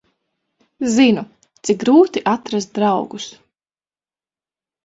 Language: Latvian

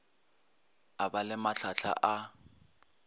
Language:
Northern Sotho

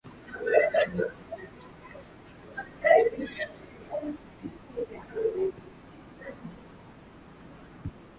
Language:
Swahili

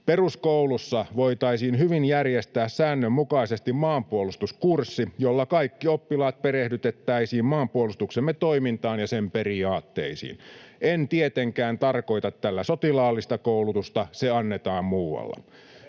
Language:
Finnish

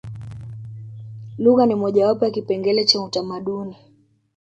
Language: Swahili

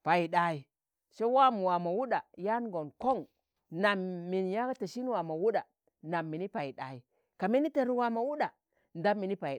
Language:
Tangale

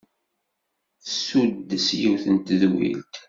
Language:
Kabyle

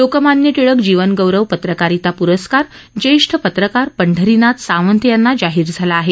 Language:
Marathi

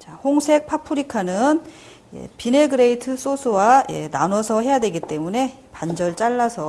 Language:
Korean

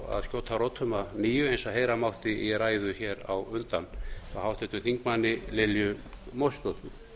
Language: Icelandic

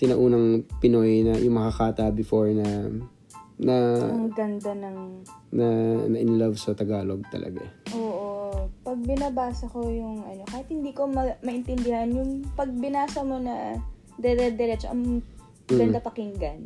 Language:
Filipino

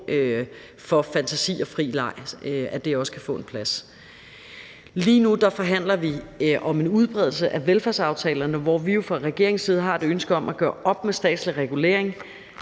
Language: Danish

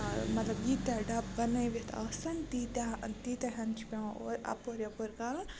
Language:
Kashmiri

